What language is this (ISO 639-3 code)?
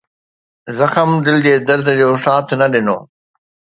snd